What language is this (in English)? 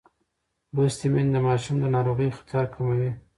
Pashto